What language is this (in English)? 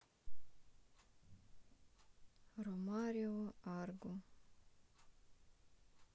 Russian